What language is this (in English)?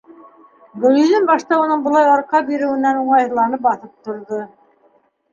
Bashkir